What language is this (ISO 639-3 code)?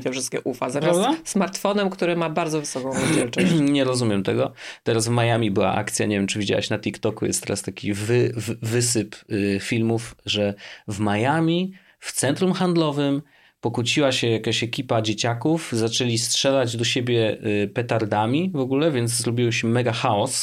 pol